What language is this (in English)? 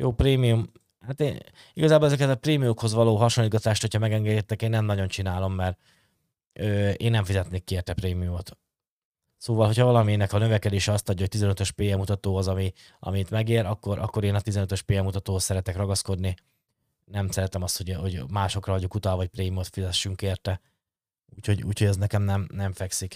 Hungarian